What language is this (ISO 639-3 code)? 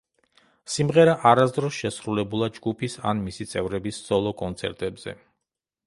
kat